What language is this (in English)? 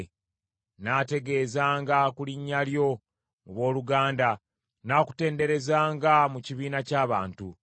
Ganda